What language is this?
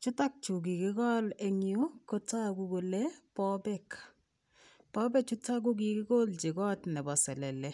Kalenjin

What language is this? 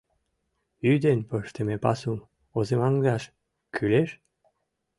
Mari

